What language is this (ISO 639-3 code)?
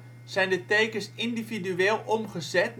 nld